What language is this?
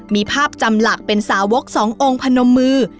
Thai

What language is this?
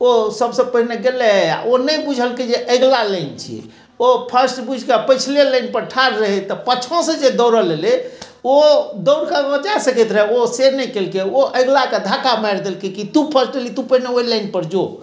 Maithili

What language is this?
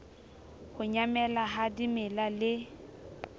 Southern Sotho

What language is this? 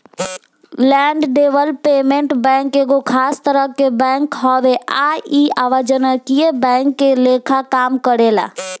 Bhojpuri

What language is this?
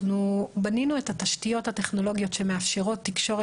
Hebrew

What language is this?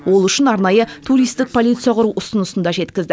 Kazakh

